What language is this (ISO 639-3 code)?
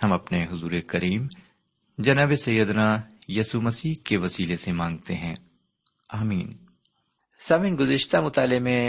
urd